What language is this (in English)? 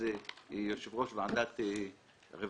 Hebrew